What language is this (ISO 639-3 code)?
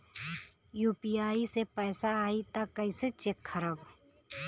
bho